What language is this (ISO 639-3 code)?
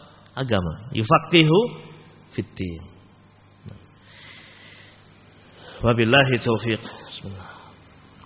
ind